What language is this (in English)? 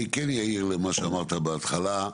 Hebrew